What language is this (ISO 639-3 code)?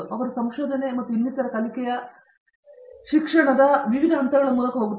kan